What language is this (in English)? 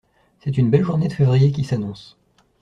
French